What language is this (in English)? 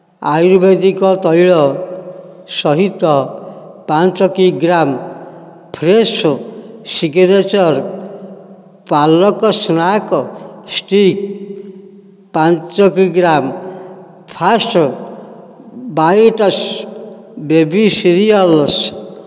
Odia